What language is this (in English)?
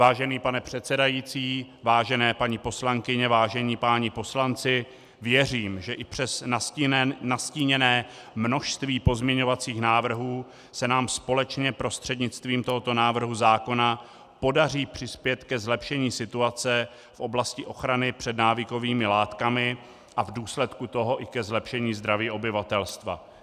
Czech